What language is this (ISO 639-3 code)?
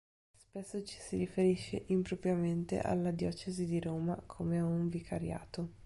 ita